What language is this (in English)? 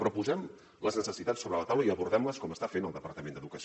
Catalan